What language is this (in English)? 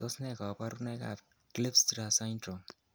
Kalenjin